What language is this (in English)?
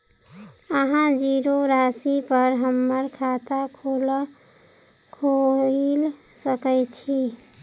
Maithili